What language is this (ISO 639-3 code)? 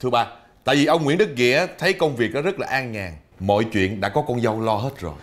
vie